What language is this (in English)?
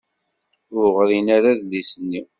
Kabyle